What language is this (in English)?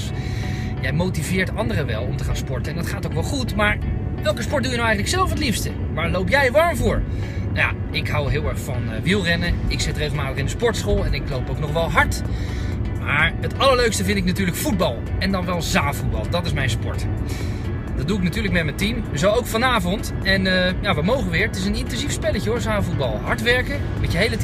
Dutch